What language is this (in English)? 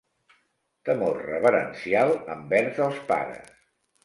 Catalan